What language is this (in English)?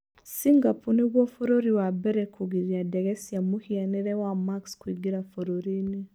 Kikuyu